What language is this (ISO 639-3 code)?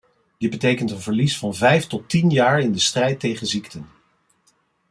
nld